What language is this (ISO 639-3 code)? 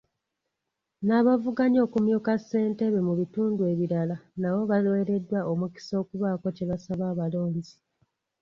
lug